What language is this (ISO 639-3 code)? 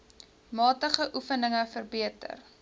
afr